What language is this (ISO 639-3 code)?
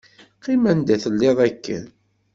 kab